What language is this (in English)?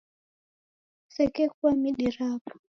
Taita